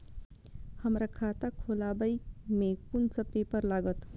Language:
Maithili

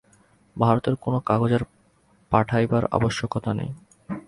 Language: Bangla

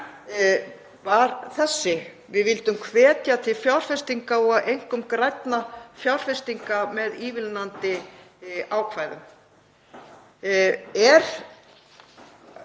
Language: Icelandic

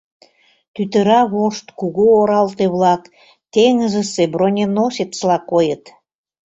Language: Mari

